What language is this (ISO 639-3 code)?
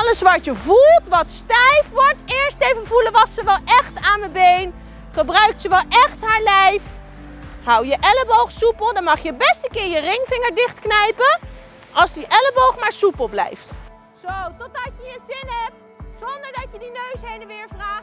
nld